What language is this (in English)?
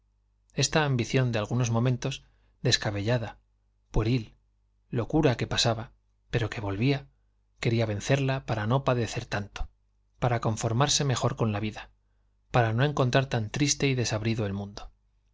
Spanish